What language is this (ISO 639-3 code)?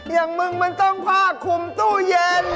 tha